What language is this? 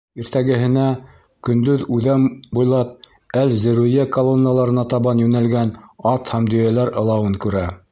Bashkir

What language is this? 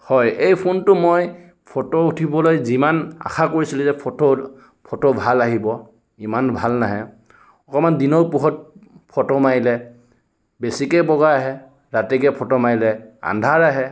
Assamese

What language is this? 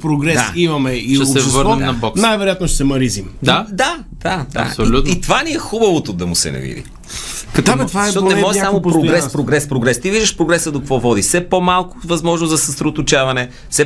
Bulgarian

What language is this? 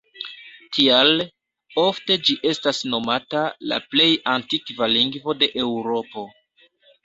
Esperanto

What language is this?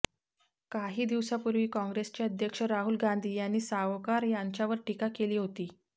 Marathi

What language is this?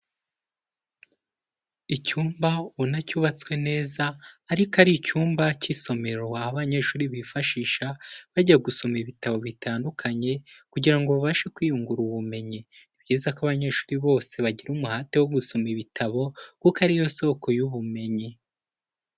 Kinyarwanda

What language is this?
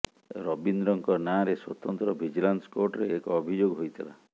Odia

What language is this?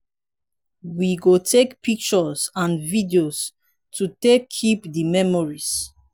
Nigerian Pidgin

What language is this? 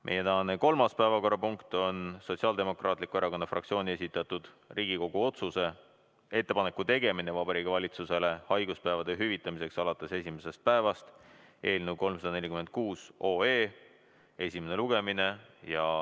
Estonian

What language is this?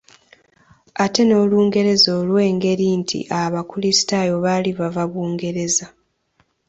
Ganda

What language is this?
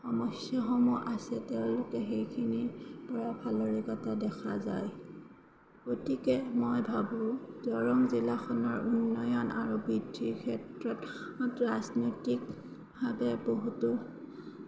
Assamese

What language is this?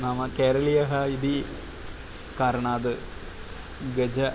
Sanskrit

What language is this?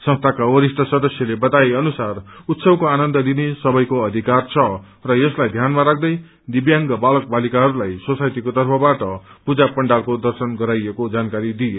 Nepali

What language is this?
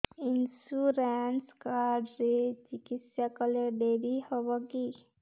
Odia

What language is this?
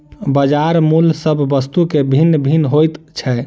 Maithili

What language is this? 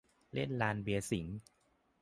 Thai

